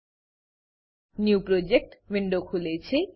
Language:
Gujarati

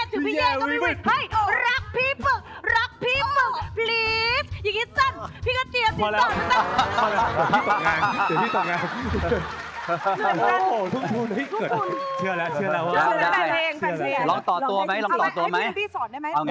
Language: Thai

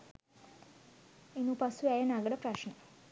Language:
Sinhala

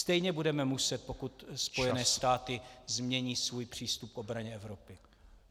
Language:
Czech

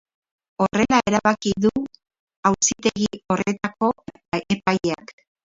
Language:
Basque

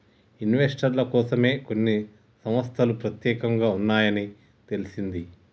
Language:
Telugu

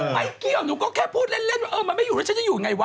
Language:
Thai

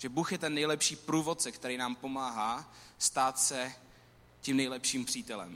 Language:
Czech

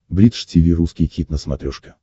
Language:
Russian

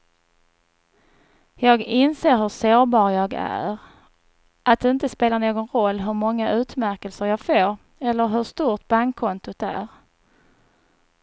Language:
Swedish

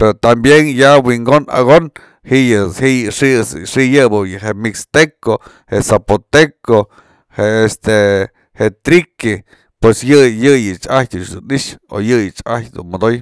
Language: Mazatlán Mixe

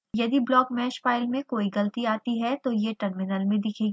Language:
Hindi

